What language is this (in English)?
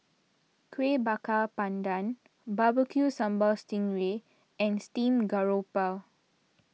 English